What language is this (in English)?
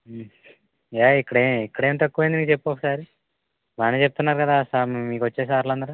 Telugu